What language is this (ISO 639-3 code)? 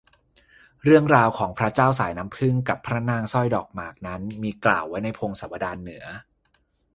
tha